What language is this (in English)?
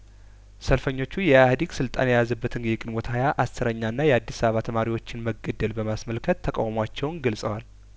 Amharic